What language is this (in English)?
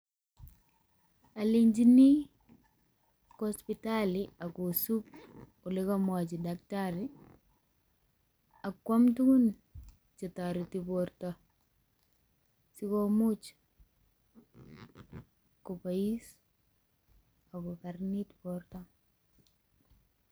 Kalenjin